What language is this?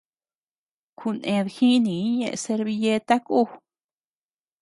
Tepeuxila Cuicatec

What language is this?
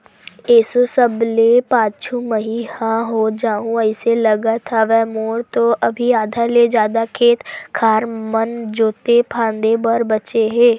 Chhattisgarhi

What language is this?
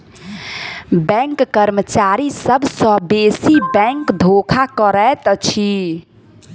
Maithili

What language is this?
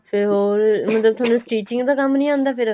Punjabi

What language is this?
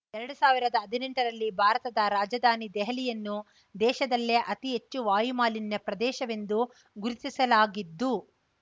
Kannada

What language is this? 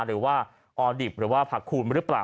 Thai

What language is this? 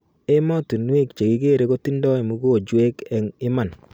Kalenjin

